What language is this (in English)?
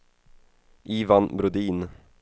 Swedish